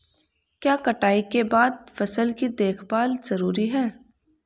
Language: Hindi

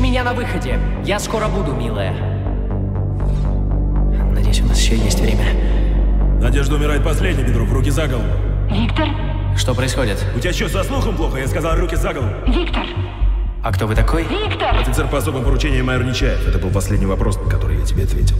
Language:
Russian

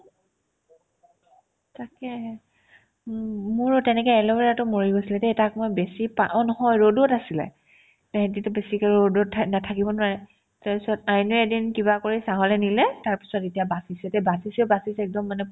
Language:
Assamese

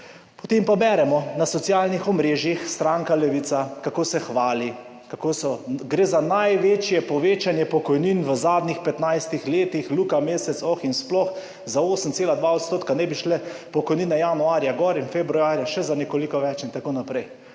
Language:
Slovenian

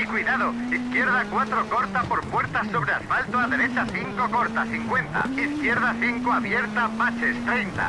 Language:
Spanish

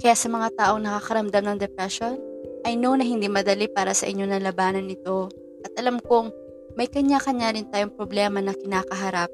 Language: Filipino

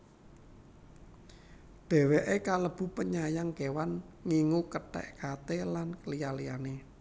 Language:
Javanese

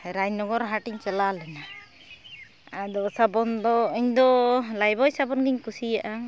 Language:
Santali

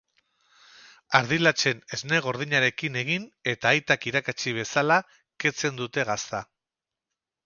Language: Basque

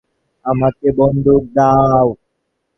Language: Bangla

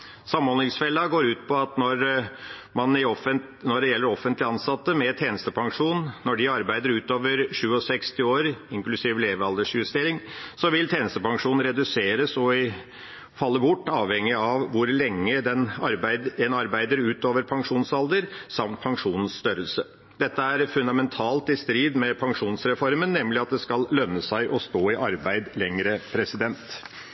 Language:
Norwegian Bokmål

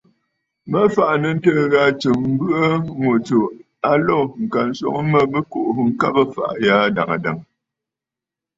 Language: Bafut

